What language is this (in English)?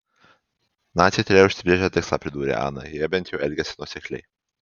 Lithuanian